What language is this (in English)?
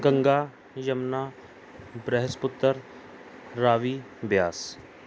Punjabi